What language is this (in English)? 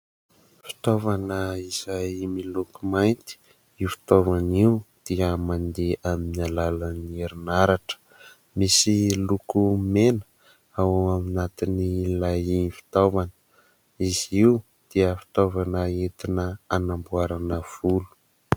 Malagasy